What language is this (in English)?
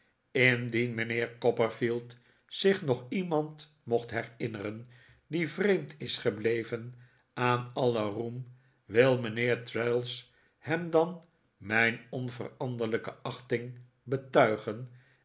Dutch